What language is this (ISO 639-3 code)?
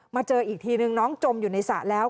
tha